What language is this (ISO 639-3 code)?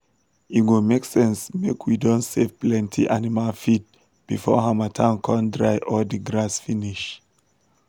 pcm